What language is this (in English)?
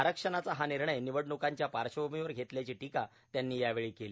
Marathi